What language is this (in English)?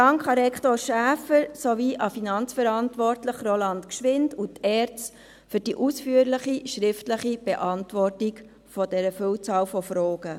Swiss German